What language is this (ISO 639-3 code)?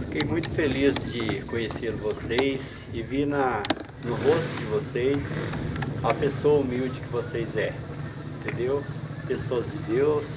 por